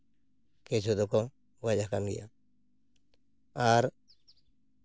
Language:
Santali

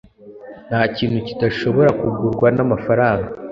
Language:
Kinyarwanda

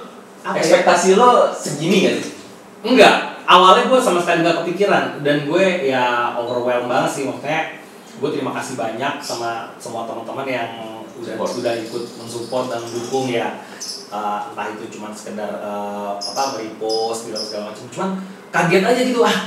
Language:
Indonesian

